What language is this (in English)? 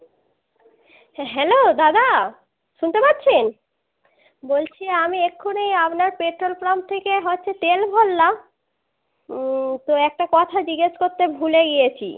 Bangla